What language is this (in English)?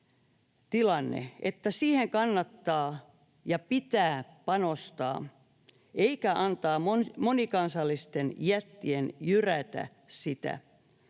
Finnish